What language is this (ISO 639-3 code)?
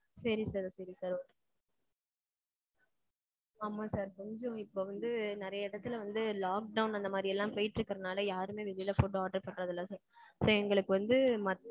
tam